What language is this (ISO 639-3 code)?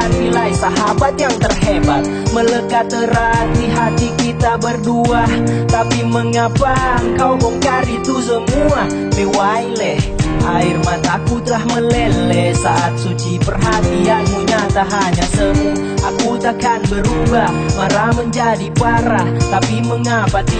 ind